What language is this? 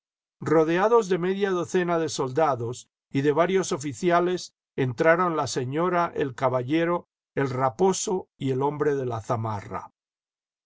Spanish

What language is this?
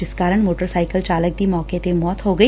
Punjabi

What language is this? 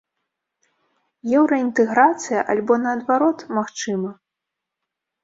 Belarusian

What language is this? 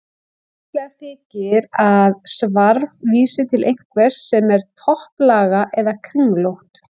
Icelandic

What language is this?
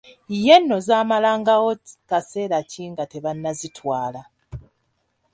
Ganda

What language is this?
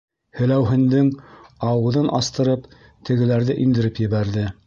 Bashkir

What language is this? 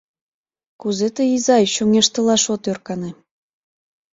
Mari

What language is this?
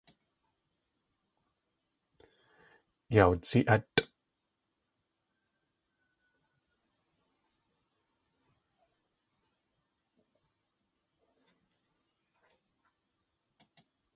Tlingit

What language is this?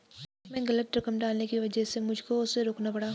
Hindi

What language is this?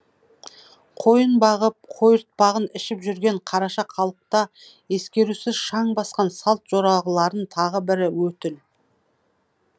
Kazakh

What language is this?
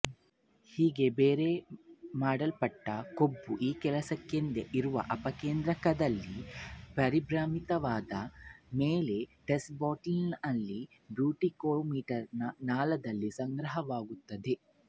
Kannada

